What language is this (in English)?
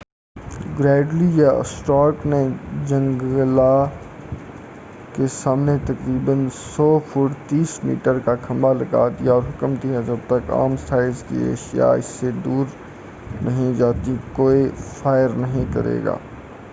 Urdu